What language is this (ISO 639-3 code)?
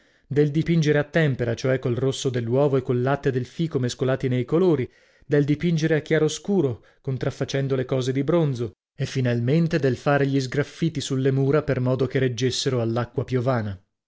ita